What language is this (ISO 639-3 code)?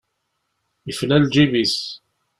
kab